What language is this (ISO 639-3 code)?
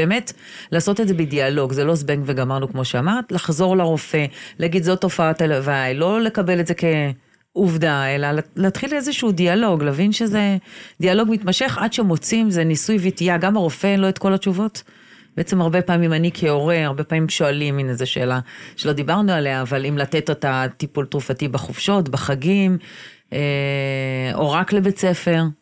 heb